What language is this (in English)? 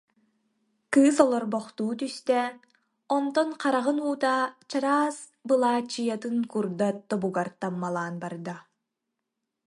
Yakut